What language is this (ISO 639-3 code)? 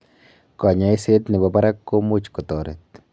kln